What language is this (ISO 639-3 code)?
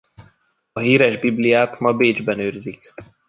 hun